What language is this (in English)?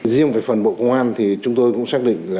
Vietnamese